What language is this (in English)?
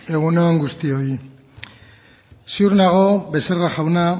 Basque